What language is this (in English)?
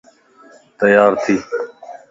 Lasi